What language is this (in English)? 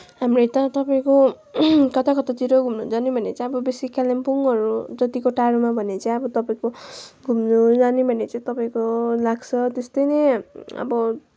Nepali